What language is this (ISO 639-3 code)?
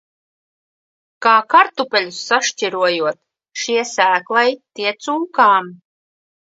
lav